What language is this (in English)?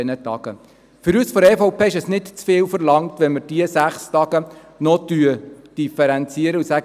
Swiss German